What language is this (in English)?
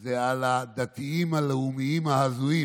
Hebrew